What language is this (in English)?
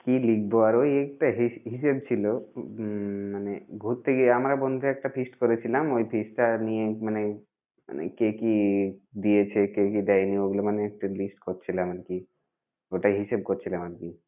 Bangla